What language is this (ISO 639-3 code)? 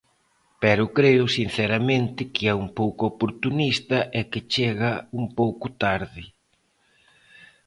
glg